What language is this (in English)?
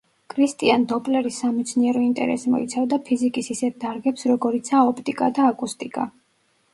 Georgian